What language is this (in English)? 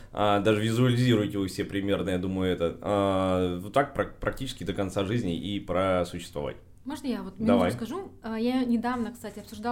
Russian